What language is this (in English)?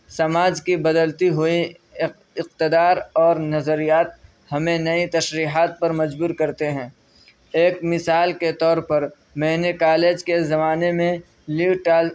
Urdu